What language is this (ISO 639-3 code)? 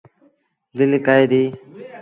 sbn